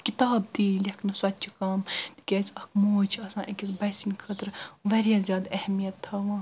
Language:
Kashmiri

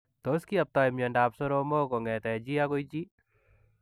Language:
Kalenjin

